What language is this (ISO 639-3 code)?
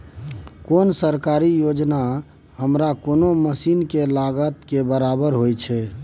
mai